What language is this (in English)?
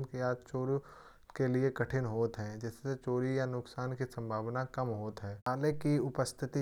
Kanauji